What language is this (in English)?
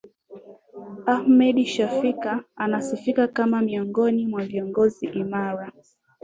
Swahili